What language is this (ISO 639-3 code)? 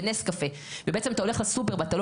heb